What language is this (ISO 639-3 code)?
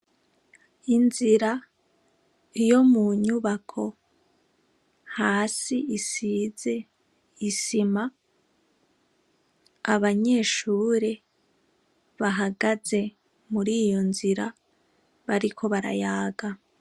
run